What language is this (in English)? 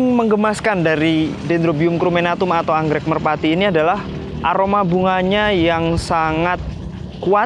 Indonesian